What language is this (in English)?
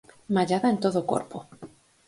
Galician